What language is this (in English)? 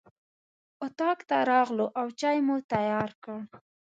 Pashto